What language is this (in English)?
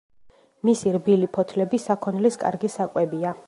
Georgian